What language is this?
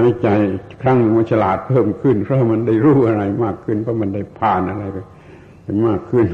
Thai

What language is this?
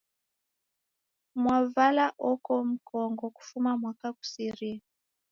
Taita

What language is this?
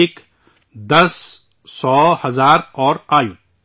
Urdu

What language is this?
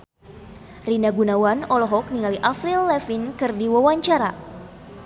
Sundanese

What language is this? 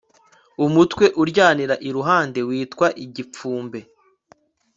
Kinyarwanda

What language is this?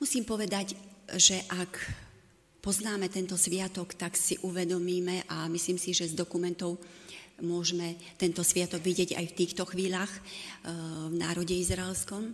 Slovak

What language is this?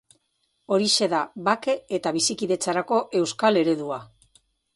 Basque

